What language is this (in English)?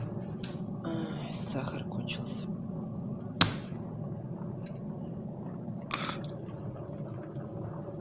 Russian